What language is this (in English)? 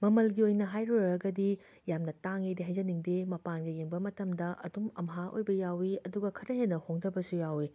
Manipuri